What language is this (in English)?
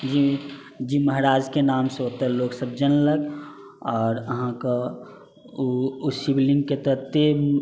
Maithili